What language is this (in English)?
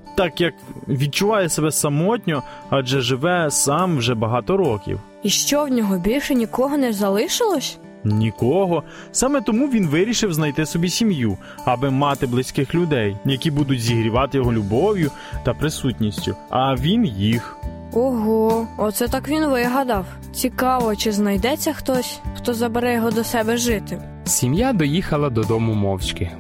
Ukrainian